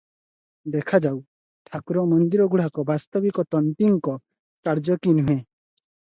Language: Odia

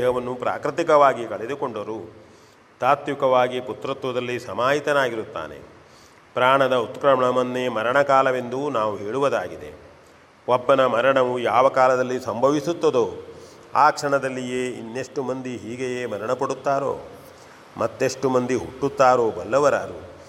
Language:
Kannada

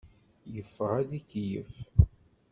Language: Kabyle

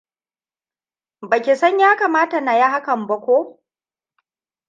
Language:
Hausa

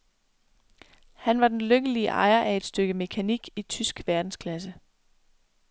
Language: Danish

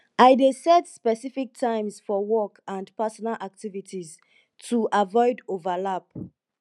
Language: Nigerian Pidgin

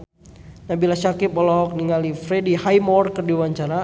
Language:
Sundanese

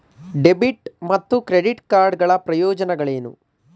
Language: Kannada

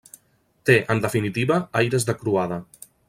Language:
Catalan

